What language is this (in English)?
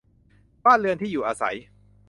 Thai